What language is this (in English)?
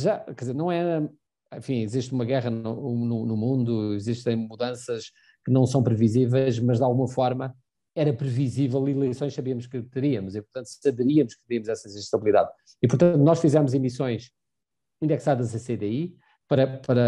Portuguese